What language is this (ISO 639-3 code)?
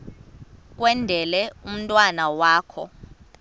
xho